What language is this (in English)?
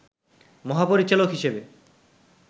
Bangla